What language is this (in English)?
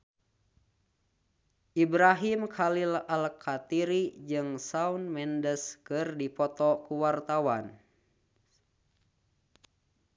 Sundanese